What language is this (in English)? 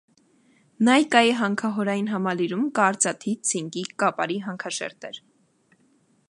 Armenian